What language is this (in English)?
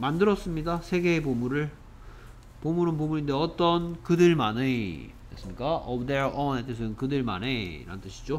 Korean